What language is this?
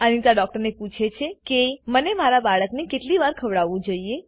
Gujarati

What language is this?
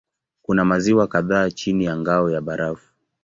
Swahili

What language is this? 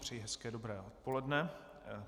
Czech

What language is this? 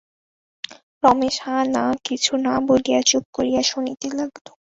Bangla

